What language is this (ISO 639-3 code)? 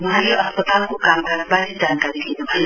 nep